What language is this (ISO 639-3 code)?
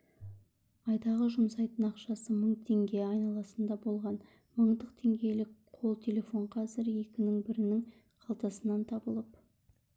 kaz